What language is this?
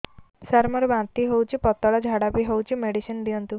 Odia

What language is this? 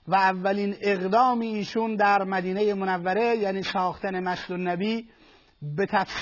Persian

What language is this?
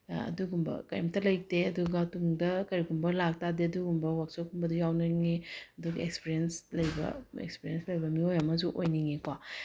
Manipuri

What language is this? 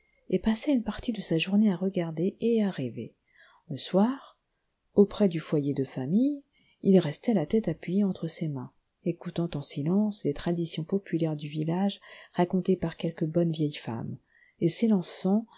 French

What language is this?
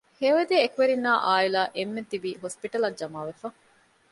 Divehi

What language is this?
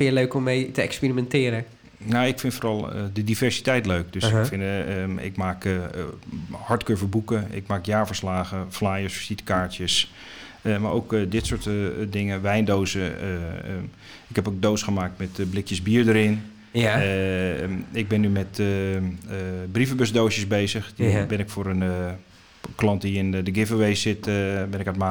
Dutch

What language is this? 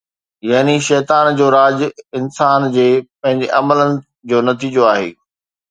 Sindhi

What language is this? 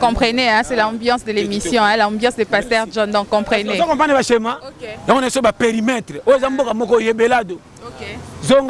French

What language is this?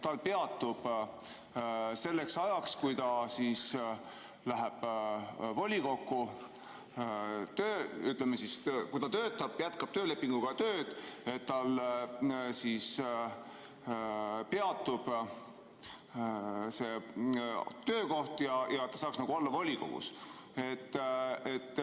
Estonian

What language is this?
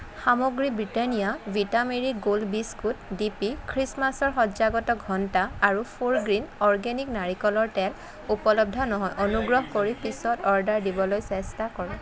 Assamese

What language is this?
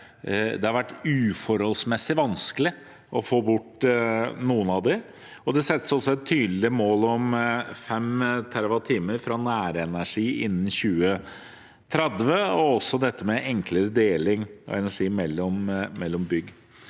Norwegian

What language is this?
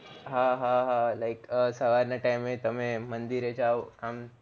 Gujarati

